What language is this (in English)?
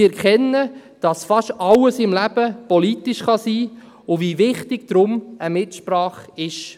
Swiss German